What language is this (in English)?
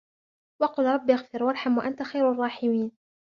Arabic